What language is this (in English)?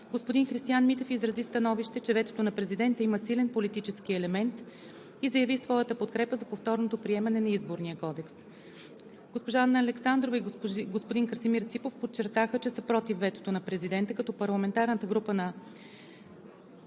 Bulgarian